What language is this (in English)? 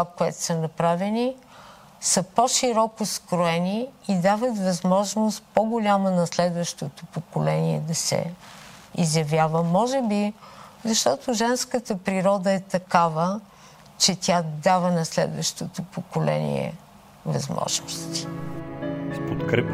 Bulgarian